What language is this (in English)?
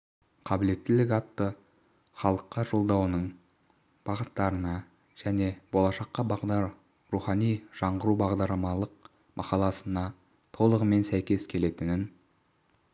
Kazakh